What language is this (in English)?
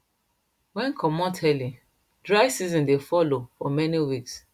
Nigerian Pidgin